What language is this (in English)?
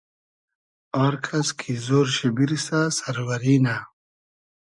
Hazaragi